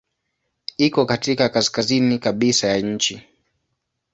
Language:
Swahili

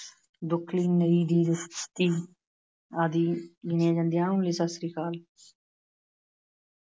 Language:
Punjabi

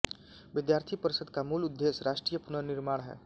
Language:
Hindi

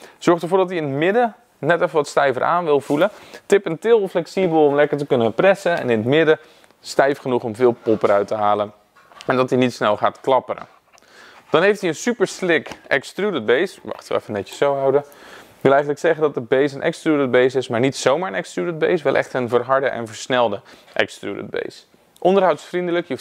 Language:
Dutch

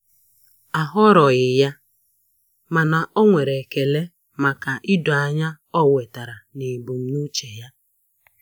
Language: Igbo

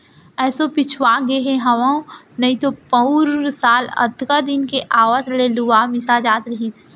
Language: Chhattisgarhi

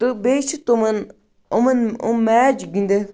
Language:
Kashmiri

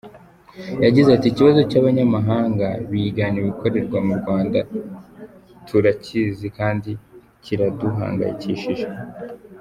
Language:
Kinyarwanda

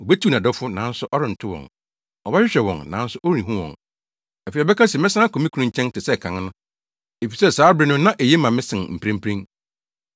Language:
Akan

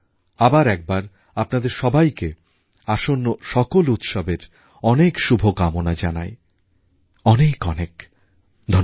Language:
Bangla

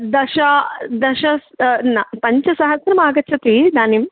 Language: Sanskrit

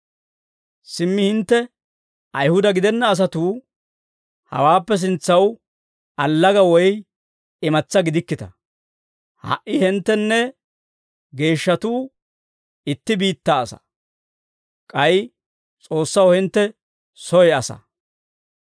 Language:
Dawro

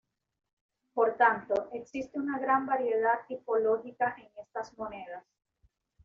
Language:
Spanish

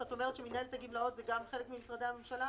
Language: Hebrew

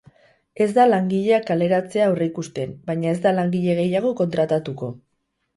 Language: Basque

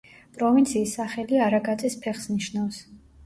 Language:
Georgian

